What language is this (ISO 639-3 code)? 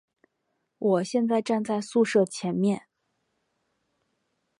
zho